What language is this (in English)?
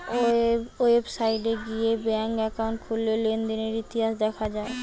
Bangla